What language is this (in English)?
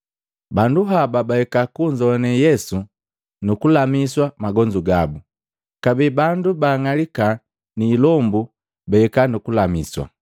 Matengo